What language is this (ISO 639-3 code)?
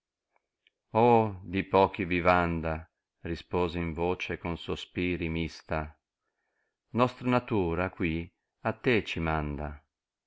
ita